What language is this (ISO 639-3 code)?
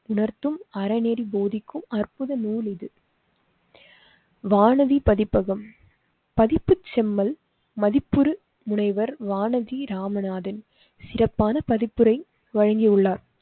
tam